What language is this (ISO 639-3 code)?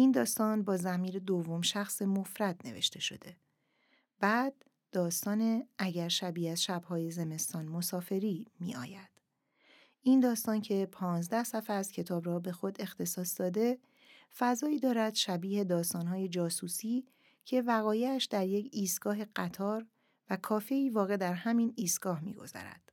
fas